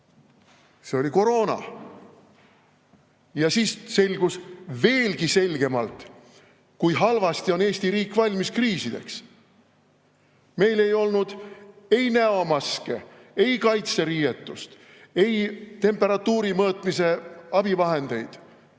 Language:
Estonian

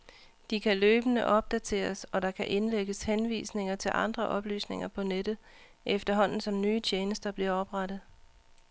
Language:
Danish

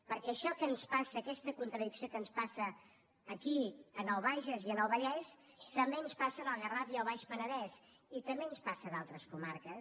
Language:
Catalan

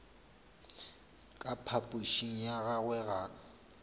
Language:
Northern Sotho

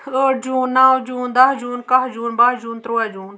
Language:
Kashmiri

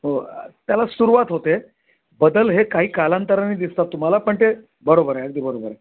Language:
Marathi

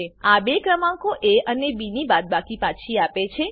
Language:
Gujarati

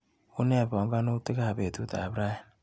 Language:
Kalenjin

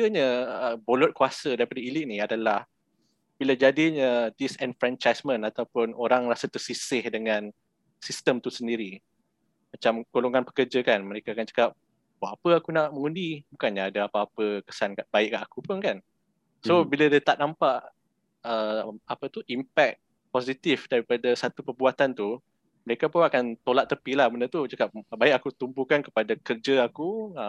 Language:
Malay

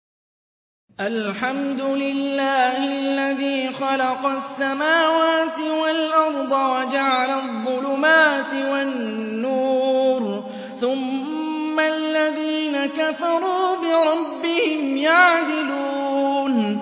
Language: Arabic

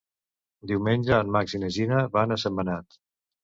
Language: Catalan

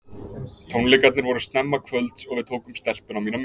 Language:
Icelandic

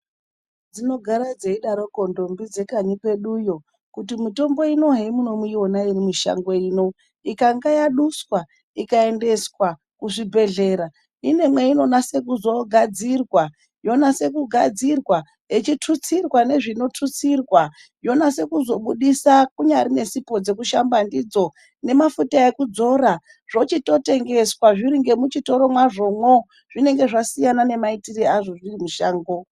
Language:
Ndau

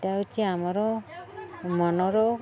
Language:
Odia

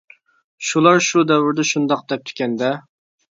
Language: Uyghur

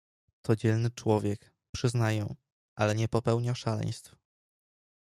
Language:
Polish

